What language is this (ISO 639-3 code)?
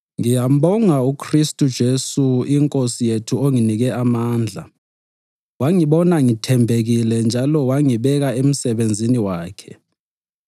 nde